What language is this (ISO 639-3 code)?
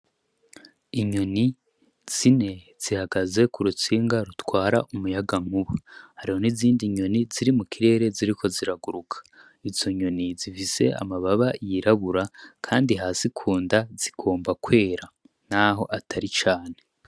run